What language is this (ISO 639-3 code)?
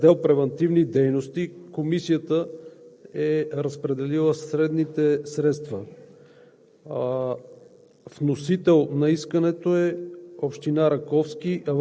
bul